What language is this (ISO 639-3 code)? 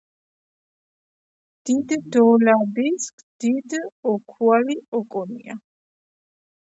kat